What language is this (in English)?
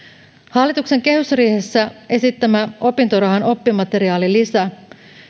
Finnish